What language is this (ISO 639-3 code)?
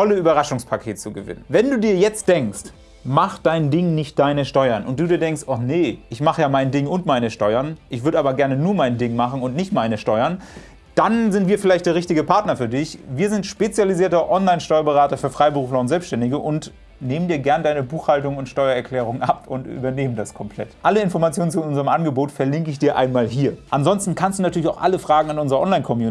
deu